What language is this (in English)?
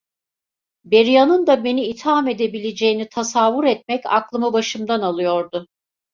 Turkish